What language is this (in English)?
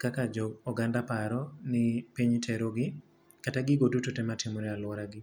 Luo (Kenya and Tanzania)